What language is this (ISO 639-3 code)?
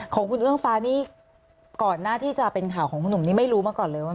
tha